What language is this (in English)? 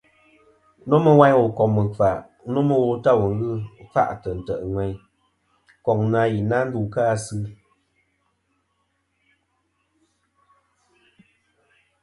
Kom